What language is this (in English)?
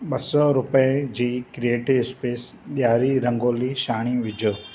Sindhi